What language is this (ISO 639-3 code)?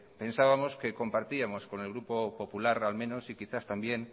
spa